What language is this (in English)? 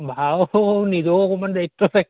Assamese